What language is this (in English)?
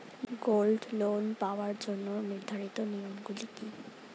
Bangla